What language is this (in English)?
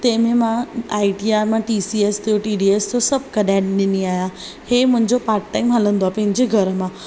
Sindhi